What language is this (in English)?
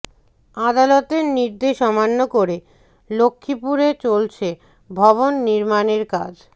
Bangla